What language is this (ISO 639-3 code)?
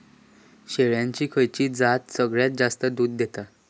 mar